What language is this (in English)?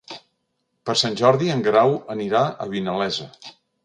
Catalan